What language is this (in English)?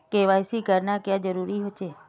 Magahi